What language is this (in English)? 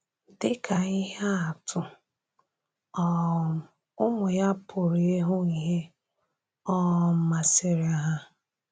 Igbo